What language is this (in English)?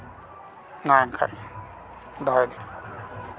Santali